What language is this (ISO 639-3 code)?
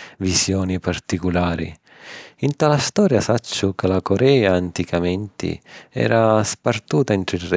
scn